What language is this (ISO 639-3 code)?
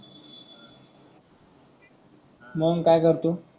mar